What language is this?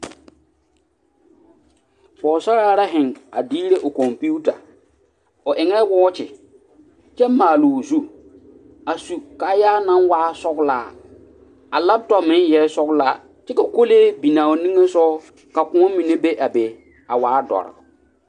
Southern Dagaare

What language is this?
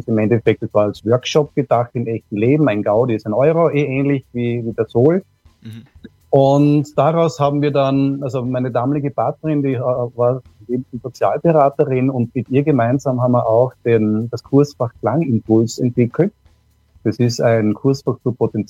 German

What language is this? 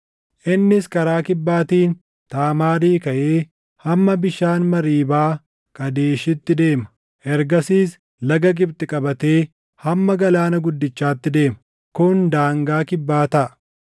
Oromo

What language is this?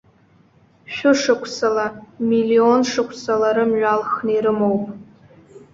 Abkhazian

